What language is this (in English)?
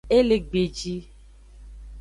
Aja (Benin)